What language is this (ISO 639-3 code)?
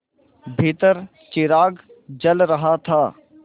hin